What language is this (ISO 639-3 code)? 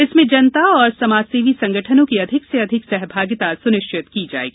hin